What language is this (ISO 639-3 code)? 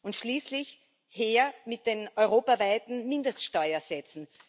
deu